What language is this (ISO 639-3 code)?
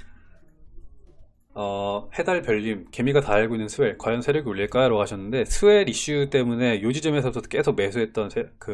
kor